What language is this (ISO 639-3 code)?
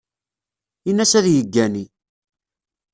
kab